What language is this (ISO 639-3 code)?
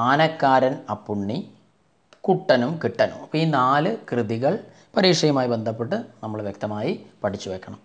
hin